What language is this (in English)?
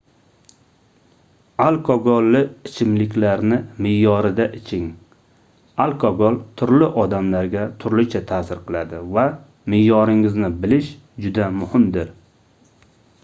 Uzbek